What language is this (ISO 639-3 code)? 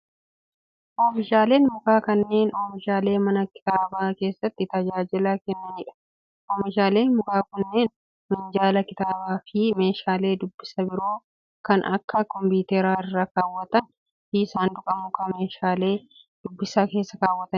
orm